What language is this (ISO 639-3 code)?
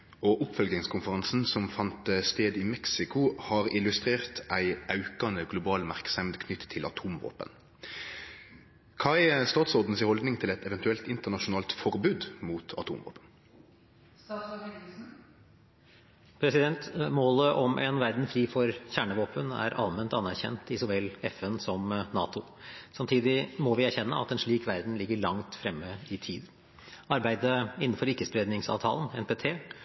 nor